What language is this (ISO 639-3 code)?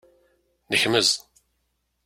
kab